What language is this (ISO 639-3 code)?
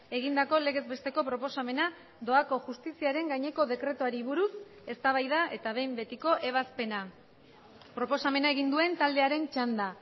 eus